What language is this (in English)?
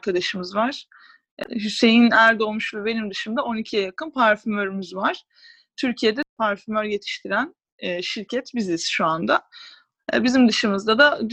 Turkish